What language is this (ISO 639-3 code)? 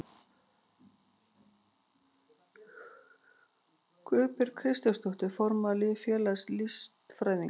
isl